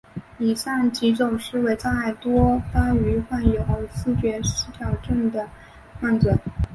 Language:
Chinese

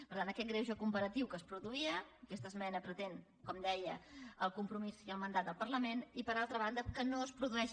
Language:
Catalan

